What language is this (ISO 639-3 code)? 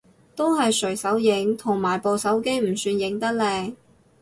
yue